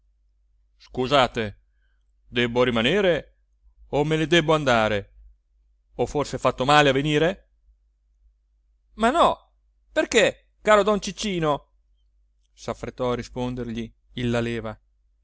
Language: Italian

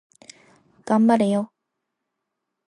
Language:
Japanese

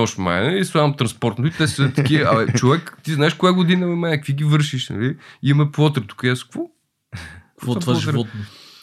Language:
Bulgarian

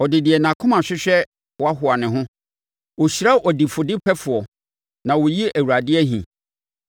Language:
Akan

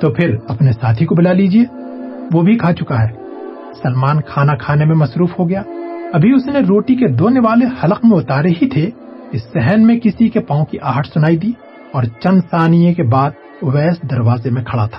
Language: Urdu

